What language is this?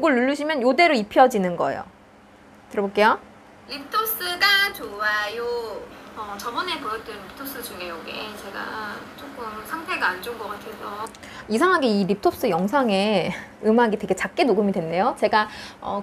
Korean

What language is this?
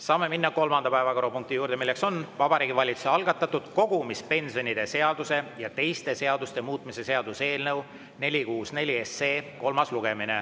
Estonian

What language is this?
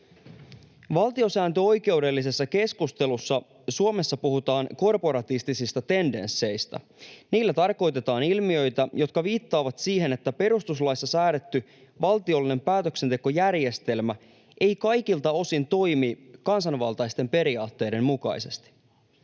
Finnish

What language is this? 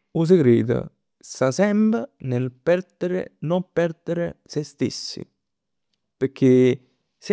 Neapolitan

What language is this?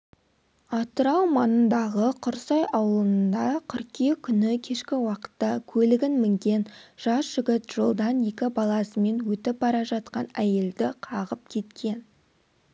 Kazakh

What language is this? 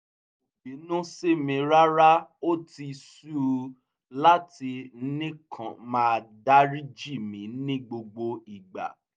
Yoruba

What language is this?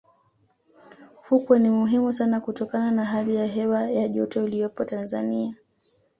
Swahili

